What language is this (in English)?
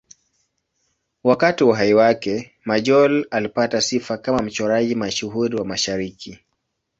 Swahili